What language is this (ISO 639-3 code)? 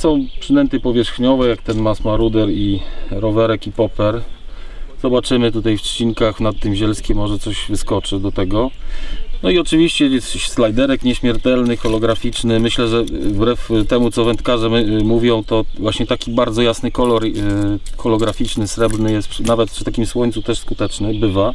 pol